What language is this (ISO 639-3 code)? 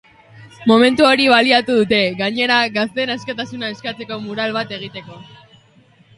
eus